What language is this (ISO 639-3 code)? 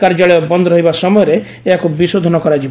ori